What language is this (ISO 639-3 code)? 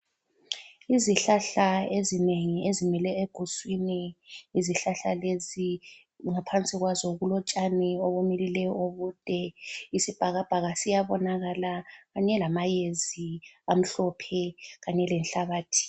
nde